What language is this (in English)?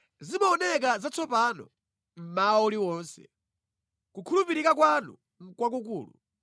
Nyanja